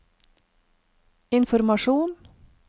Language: Norwegian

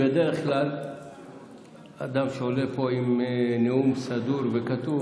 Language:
Hebrew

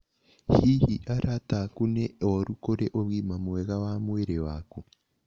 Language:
Kikuyu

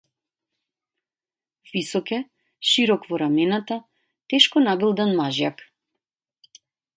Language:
Macedonian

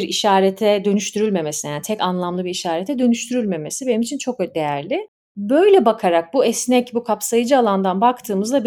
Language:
Turkish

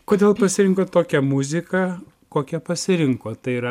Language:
Lithuanian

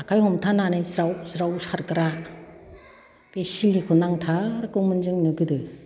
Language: Bodo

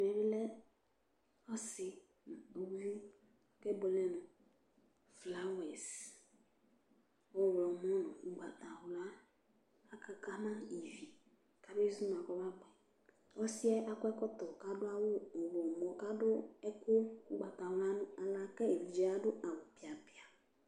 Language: Ikposo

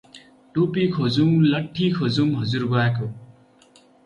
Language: Nepali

